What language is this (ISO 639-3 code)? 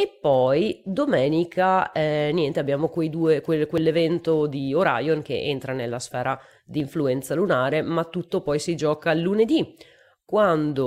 ita